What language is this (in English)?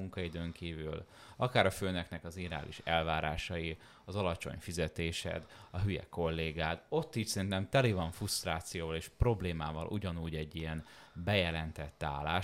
Hungarian